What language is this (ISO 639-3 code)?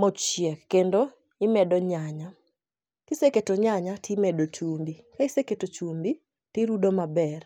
luo